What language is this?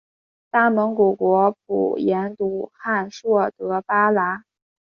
Chinese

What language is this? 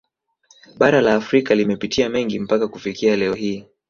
Swahili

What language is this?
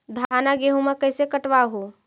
Magahi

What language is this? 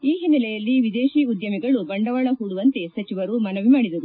Kannada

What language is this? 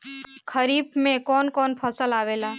Bhojpuri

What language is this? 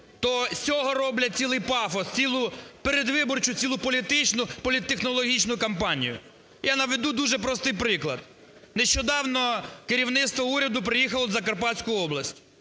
Ukrainian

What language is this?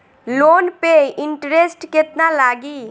Bhojpuri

